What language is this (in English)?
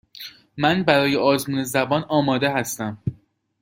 Persian